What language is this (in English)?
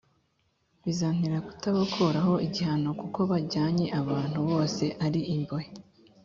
Kinyarwanda